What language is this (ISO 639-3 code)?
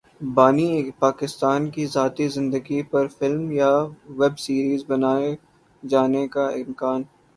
urd